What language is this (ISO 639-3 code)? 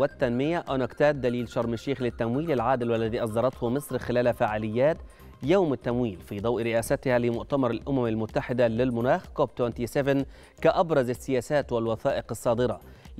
ara